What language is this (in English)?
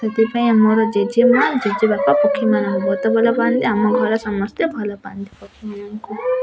Odia